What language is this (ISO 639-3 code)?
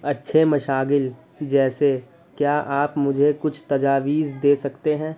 urd